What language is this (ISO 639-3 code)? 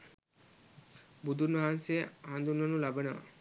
sin